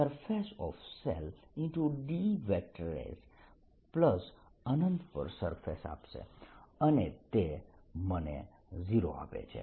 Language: Gujarati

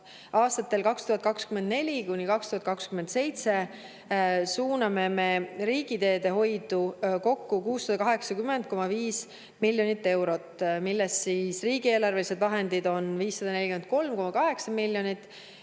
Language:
Estonian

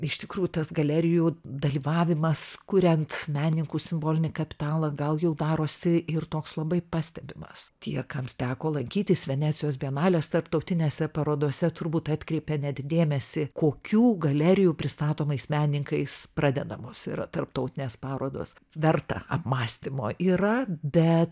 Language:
Lithuanian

